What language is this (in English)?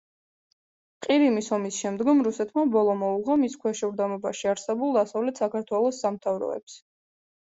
Georgian